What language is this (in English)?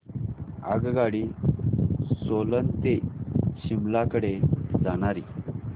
Marathi